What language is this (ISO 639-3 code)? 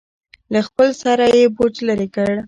pus